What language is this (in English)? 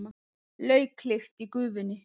Icelandic